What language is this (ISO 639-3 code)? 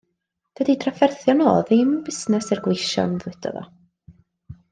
cym